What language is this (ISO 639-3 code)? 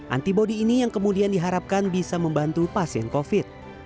ind